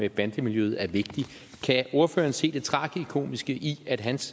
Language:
Danish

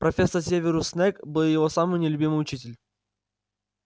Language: Russian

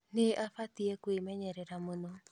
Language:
Kikuyu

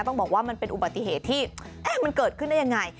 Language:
Thai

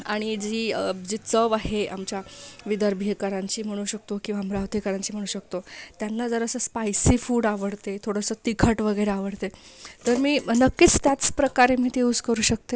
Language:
Marathi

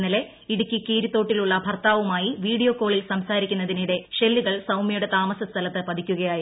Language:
Malayalam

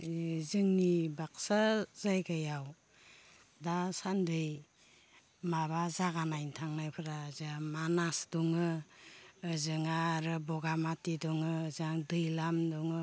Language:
Bodo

